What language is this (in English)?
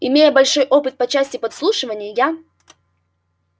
Russian